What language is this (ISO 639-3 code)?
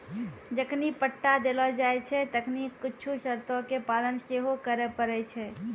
mai